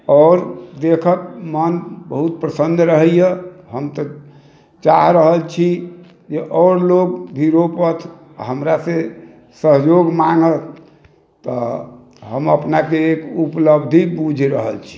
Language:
Maithili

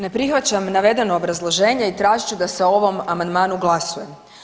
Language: Croatian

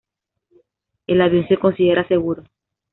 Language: Spanish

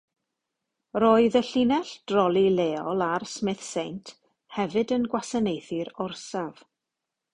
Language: Welsh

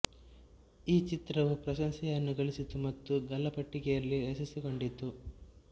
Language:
Kannada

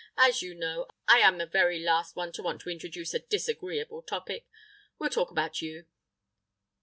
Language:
English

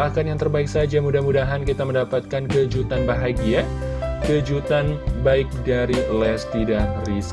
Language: Indonesian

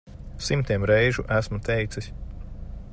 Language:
Latvian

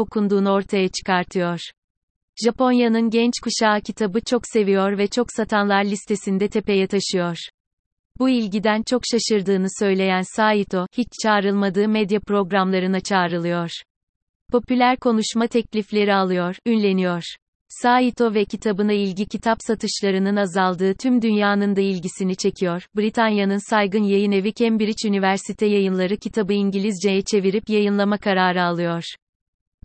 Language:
Turkish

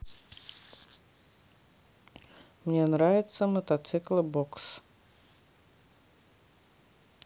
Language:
Russian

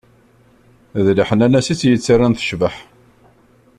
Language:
Kabyle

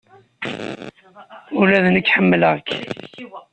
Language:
Kabyle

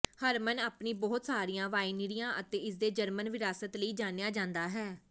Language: Punjabi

